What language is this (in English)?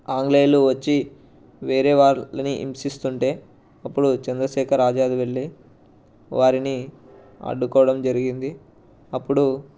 Telugu